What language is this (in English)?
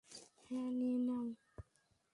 Bangla